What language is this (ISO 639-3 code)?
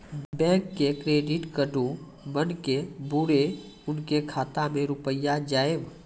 mai